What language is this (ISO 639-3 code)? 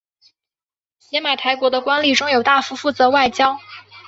zho